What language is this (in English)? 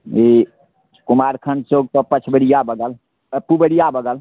Maithili